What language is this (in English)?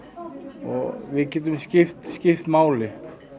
Icelandic